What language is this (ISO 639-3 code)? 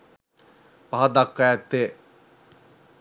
sin